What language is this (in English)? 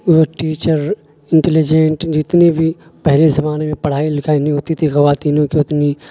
Urdu